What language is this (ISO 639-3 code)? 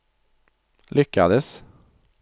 swe